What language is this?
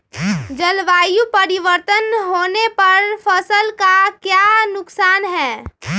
Magahi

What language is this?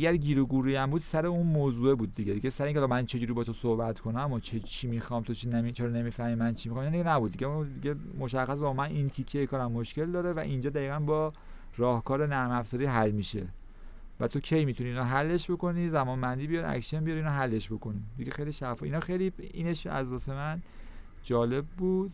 Persian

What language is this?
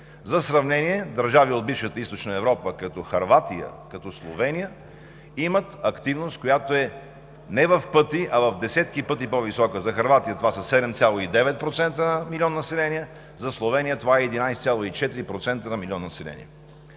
Bulgarian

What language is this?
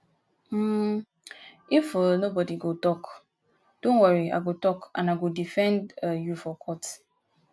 Nigerian Pidgin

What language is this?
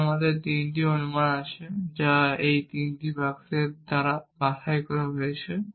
Bangla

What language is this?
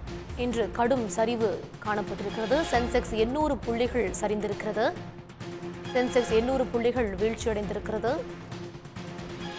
Korean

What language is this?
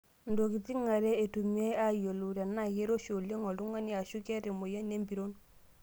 Masai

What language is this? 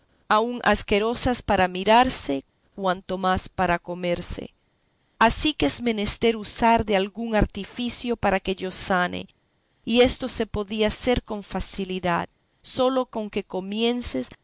Spanish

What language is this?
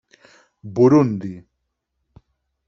Catalan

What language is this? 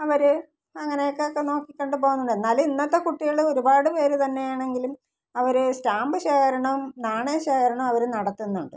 Malayalam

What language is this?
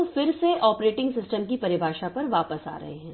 Hindi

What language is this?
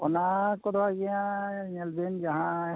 Santali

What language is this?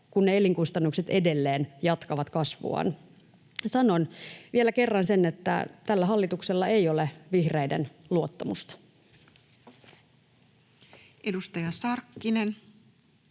Finnish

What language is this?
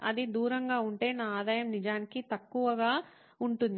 Telugu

